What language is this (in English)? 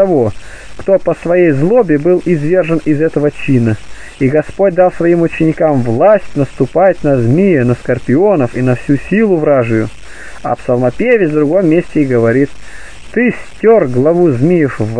Russian